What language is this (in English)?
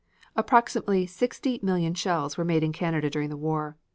English